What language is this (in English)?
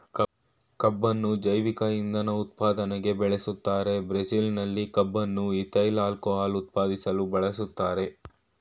Kannada